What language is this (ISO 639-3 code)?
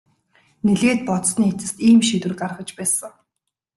mon